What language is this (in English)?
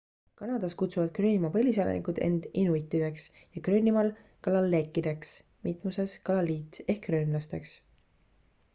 Estonian